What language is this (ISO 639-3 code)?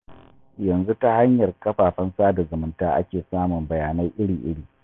hau